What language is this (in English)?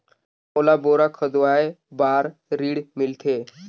Chhattisgarhi